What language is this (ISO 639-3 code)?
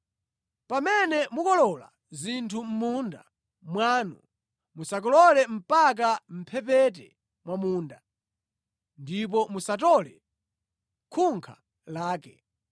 nya